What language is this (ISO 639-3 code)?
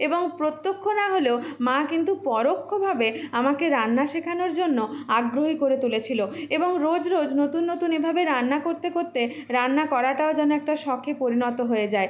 ben